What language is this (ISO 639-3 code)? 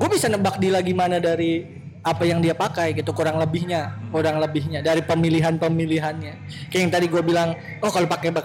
ind